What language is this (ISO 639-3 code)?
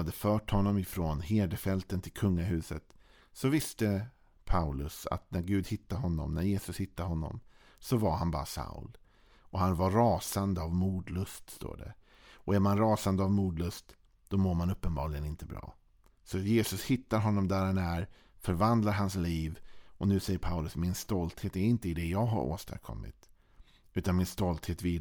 swe